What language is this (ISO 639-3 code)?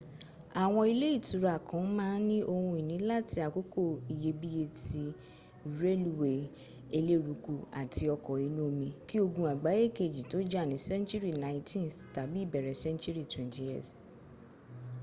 yor